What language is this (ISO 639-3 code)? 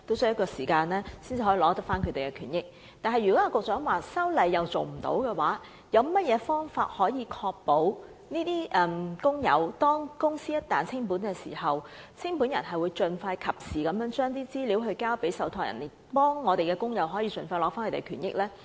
yue